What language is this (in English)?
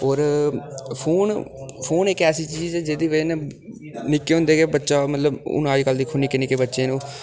Dogri